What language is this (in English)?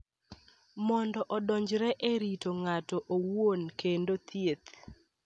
Luo (Kenya and Tanzania)